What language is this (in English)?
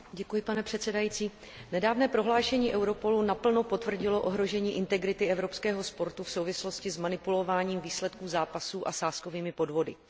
Czech